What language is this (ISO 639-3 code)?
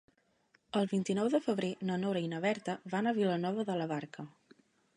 cat